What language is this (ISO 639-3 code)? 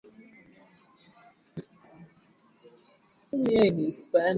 swa